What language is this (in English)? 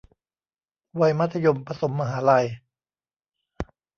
Thai